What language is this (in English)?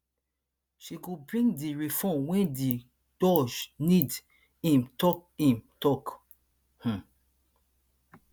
Nigerian Pidgin